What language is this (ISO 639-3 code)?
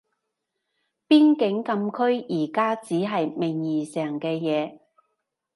yue